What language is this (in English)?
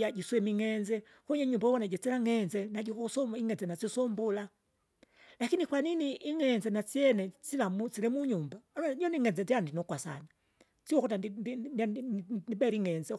Kinga